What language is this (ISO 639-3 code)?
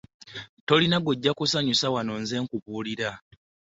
lug